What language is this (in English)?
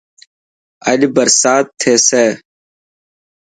Dhatki